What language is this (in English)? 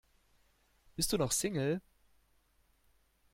German